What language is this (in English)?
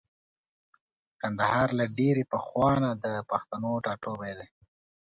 Pashto